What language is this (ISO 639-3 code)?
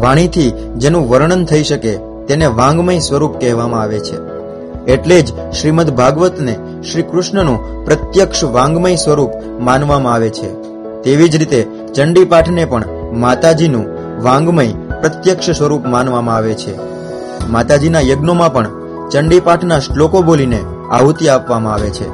guj